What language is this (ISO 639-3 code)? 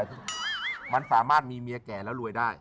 tha